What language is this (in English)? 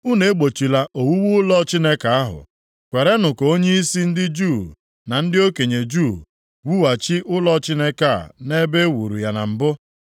Igbo